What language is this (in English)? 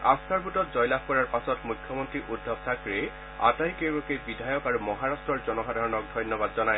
Assamese